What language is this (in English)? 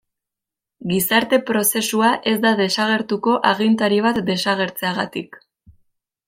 Basque